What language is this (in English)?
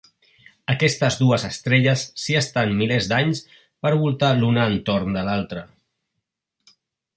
Catalan